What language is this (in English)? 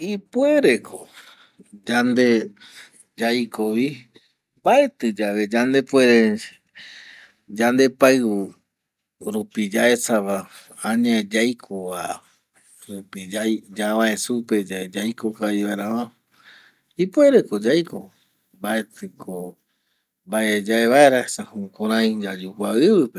Eastern Bolivian Guaraní